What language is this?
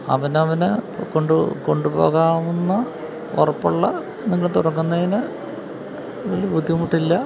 Malayalam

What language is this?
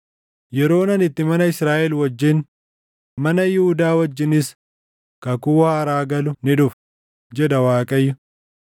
Oromo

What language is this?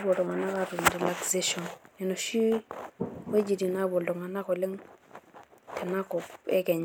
Masai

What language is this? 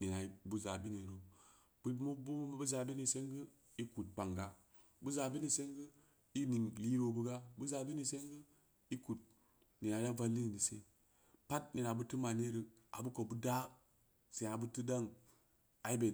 Samba Leko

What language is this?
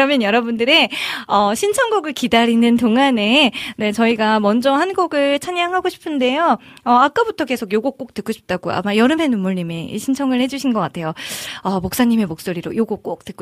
Korean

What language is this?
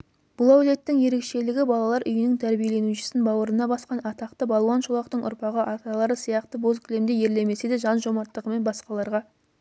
Kazakh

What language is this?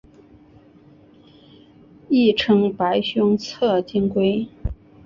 Chinese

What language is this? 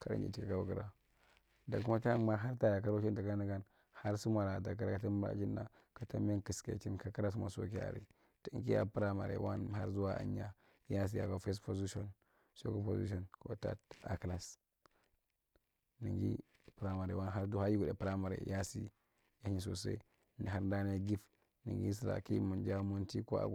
Marghi Central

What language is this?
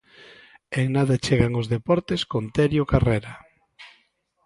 Galician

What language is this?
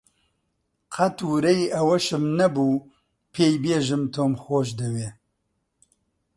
Central Kurdish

